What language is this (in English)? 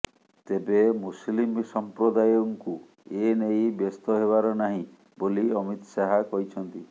Odia